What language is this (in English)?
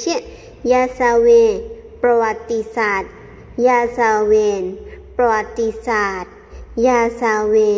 Thai